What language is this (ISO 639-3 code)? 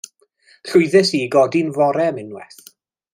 cym